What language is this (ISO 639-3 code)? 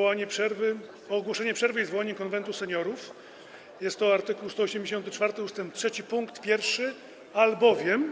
pol